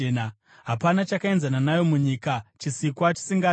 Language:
Shona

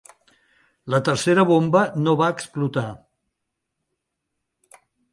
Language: Catalan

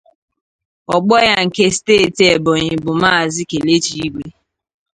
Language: Igbo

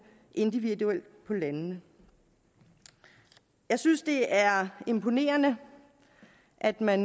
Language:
Danish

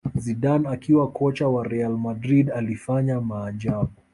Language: Swahili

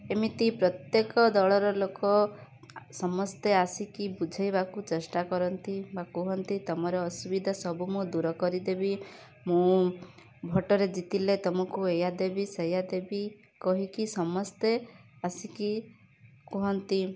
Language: Odia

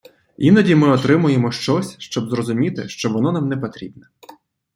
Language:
Ukrainian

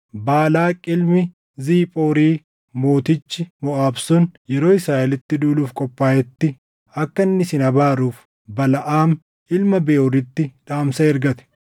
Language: Oromo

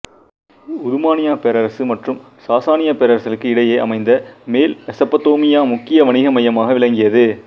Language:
Tamil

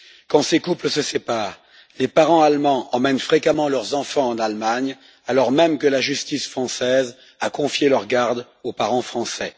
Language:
French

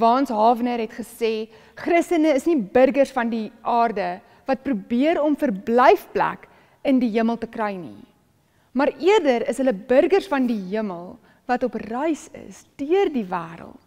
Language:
Dutch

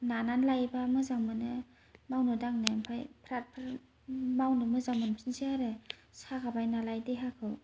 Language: Bodo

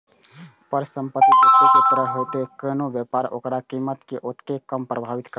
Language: Maithili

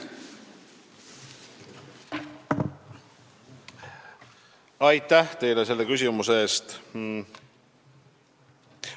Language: Estonian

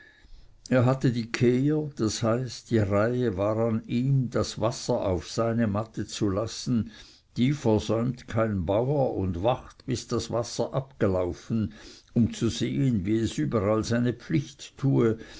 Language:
German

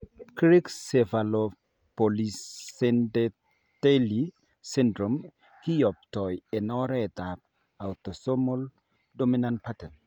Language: Kalenjin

